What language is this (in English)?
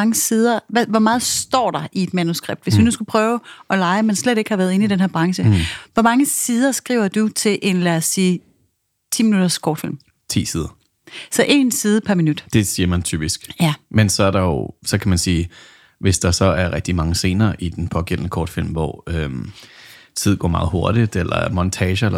Danish